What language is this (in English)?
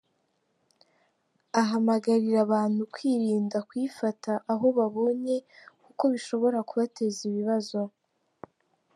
Kinyarwanda